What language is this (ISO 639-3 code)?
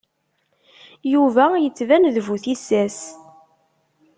kab